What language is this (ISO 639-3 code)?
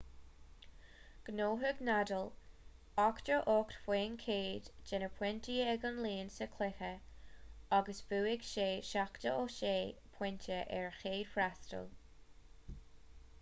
gle